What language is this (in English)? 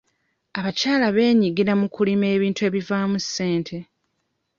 Ganda